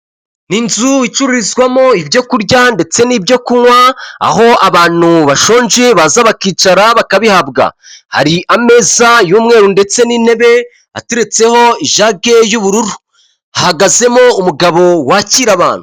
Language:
Kinyarwanda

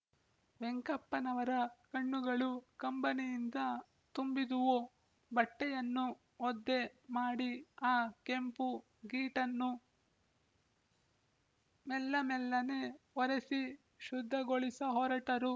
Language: Kannada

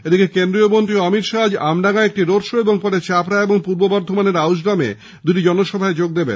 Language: Bangla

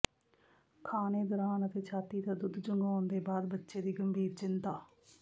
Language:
Punjabi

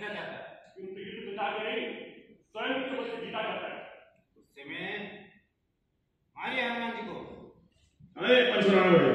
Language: Arabic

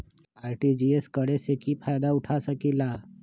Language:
Magahi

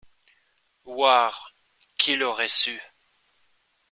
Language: French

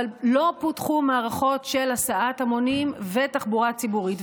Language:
Hebrew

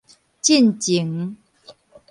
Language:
Min Nan Chinese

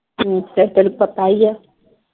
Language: Punjabi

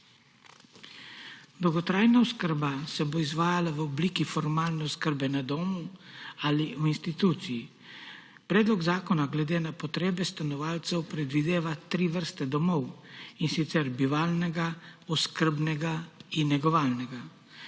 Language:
Slovenian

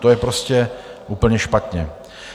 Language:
Czech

